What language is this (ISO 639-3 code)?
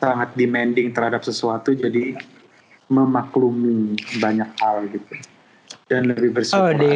ind